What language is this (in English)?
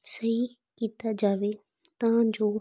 Punjabi